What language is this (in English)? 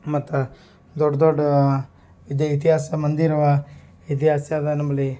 Kannada